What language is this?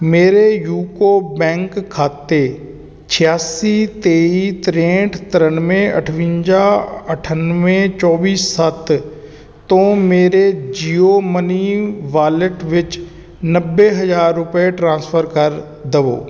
Punjabi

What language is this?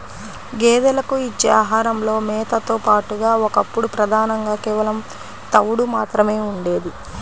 Telugu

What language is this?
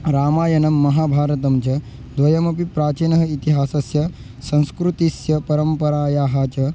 Sanskrit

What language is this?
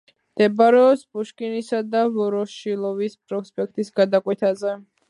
Georgian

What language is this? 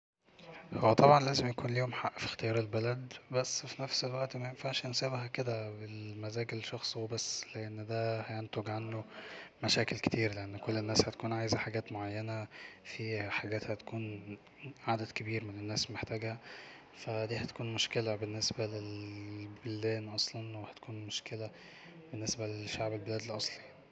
Egyptian Arabic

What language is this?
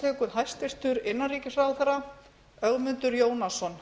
Icelandic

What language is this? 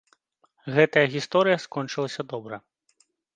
Belarusian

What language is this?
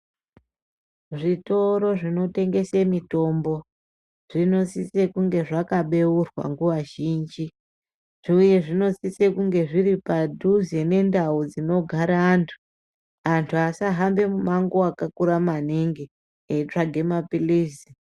Ndau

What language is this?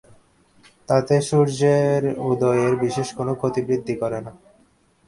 Bangla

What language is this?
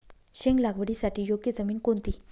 Marathi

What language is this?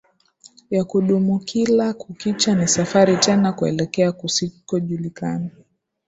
Swahili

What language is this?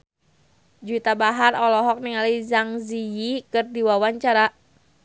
Sundanese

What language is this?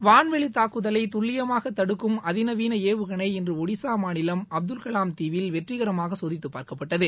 Tamil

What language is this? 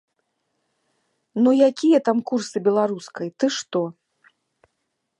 Belarusian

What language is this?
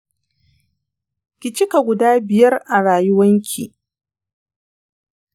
Hausa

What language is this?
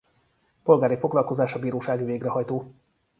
Hungarian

